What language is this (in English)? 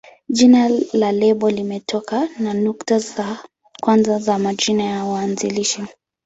Swahili